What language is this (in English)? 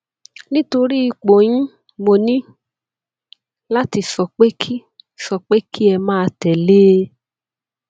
Yoruba